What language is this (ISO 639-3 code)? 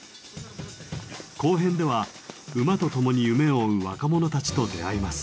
jpn